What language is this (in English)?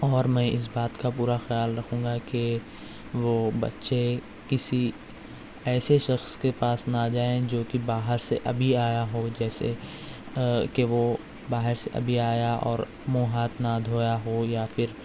Urdu